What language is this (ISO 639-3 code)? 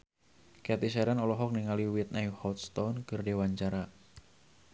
sun